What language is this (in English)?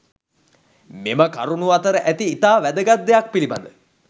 Sinhala